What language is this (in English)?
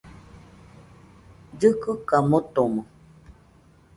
Nüpode Huitoto